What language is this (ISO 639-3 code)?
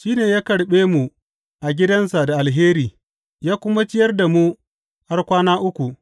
hau